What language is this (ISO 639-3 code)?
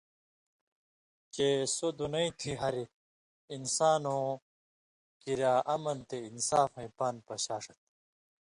mvy